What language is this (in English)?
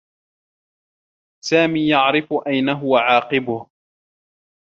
Arabic